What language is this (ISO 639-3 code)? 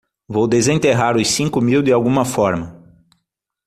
por